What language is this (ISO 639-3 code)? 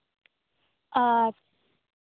sat